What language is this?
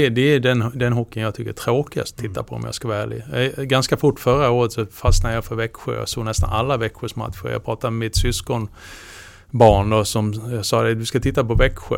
Swedish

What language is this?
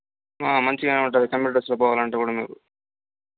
Telugu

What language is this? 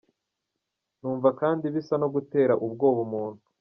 Kinyarwanda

